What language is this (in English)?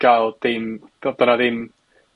Welsh